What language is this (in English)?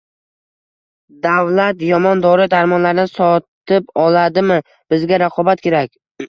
Uzbek